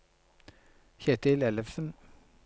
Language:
Norwegian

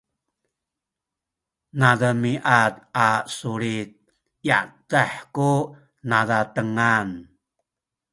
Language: Sakizaya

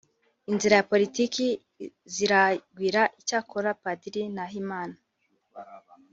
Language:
Kinyarwanda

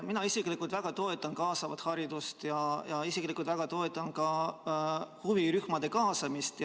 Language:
Estonian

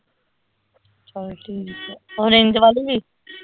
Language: Punjabi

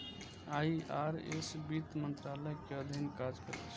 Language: Maithili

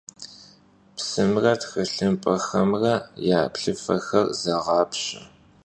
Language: Kabardian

